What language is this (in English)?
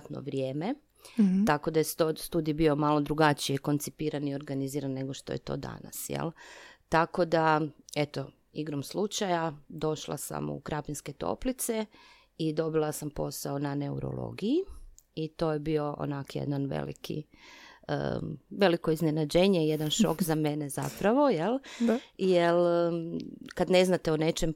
Croatian